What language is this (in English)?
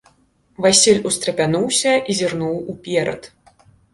Belarusian